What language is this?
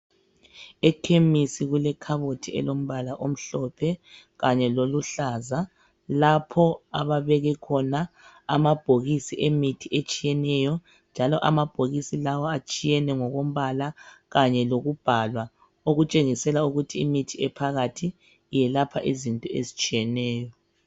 North Ndebele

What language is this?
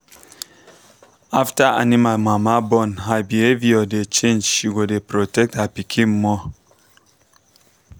Nigerian Pidgin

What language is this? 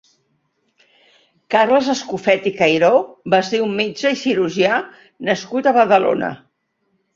Catalan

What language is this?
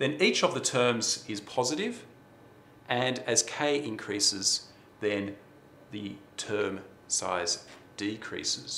English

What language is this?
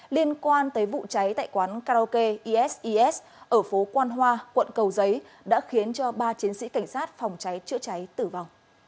Vietnamese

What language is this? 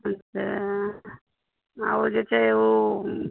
Maithili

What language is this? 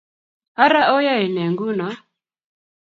Kalenjin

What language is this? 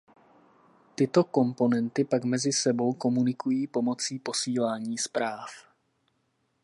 Czech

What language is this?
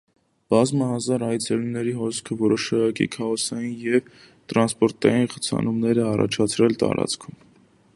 Armenian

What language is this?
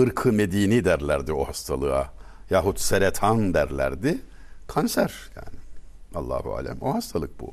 Turkish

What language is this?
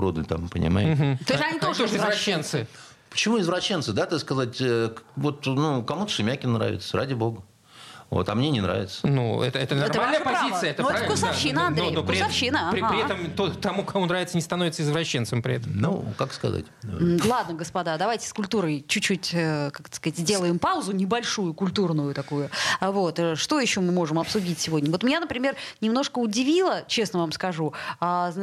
Russian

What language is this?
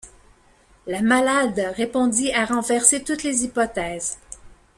French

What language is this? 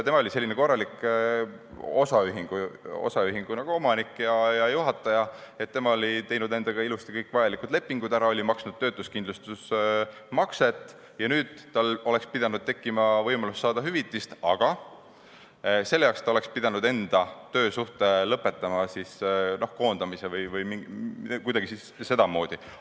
Estonian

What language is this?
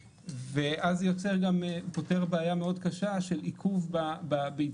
Hebrew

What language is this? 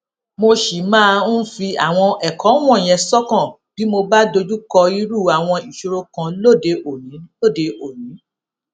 Yoruba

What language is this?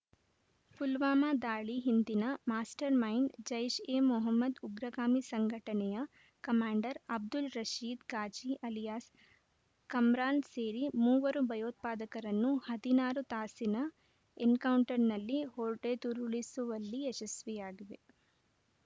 Kannada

